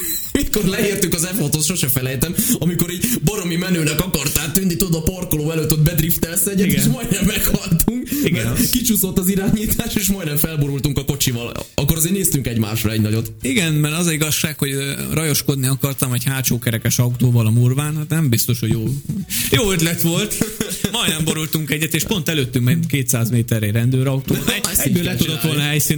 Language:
Hungarian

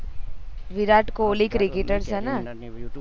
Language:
Gujarati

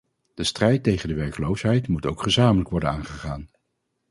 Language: Dutch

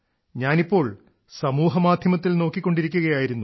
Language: Malayalam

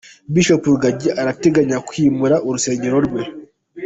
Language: Kinyarwanda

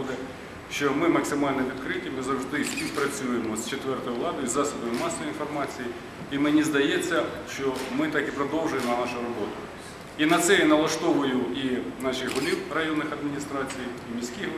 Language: Ukrainian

